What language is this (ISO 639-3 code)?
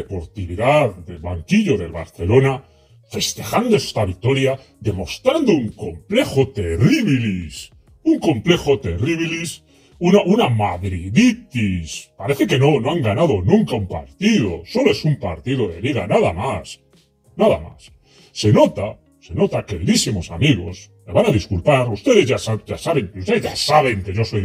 spa